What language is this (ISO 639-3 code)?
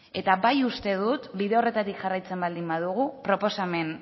eus